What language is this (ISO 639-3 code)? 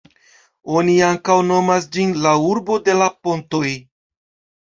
epo